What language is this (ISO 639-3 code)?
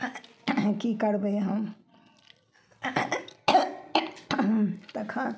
mai